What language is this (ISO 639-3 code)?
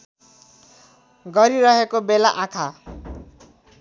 nep